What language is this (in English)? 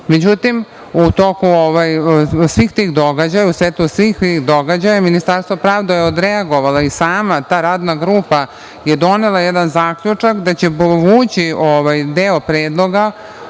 Serbian